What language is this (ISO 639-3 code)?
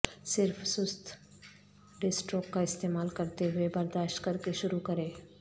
urd